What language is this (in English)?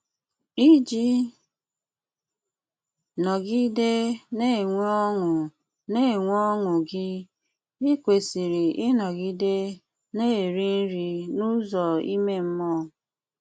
Igbo